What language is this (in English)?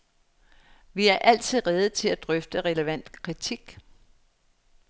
Danish